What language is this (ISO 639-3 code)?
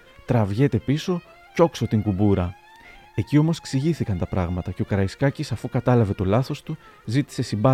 ell